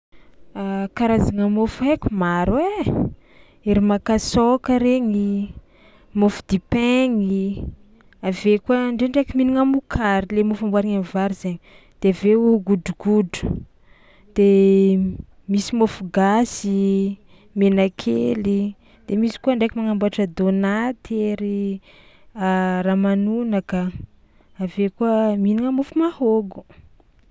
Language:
Tsimihety Malagasy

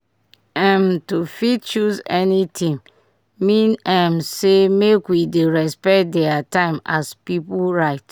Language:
Nigerian Pidgin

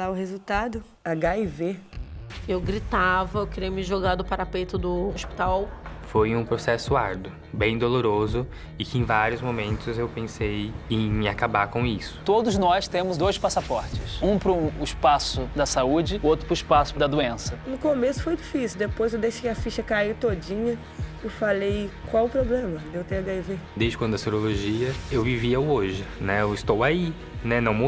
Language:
Portuguese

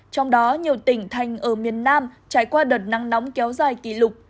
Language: Vietnamese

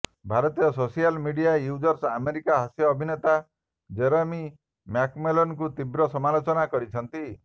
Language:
Odia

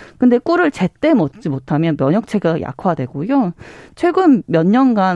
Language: Korean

